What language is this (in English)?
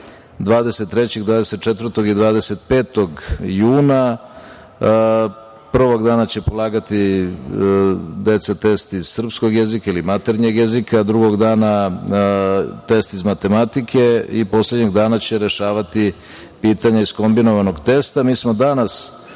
Serbian